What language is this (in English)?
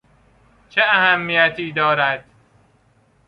Persian